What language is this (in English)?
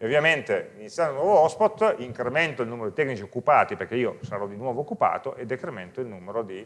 Italian